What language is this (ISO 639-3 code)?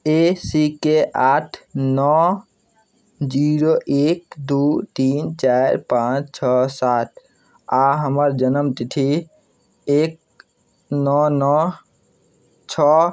mai